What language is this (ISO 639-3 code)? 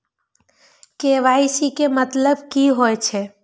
mai